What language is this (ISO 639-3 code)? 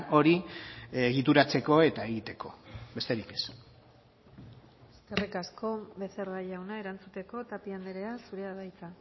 eus